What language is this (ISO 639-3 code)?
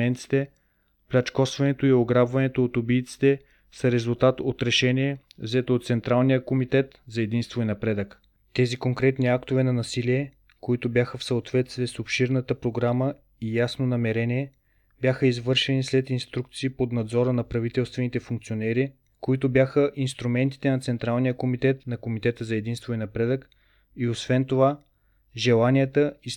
bul